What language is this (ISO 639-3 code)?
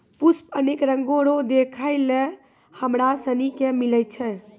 mai